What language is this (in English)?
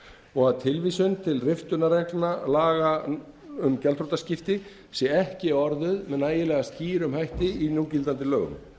Icelandic